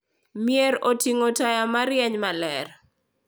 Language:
Luo (Kenya and Tanzania)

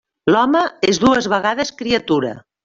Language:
Catalan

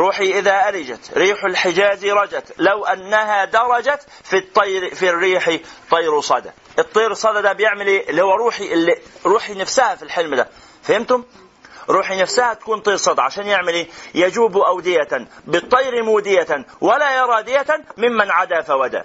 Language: Arabic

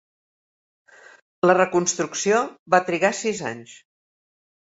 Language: Catalan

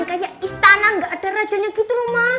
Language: Indonesian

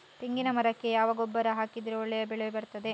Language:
Kannada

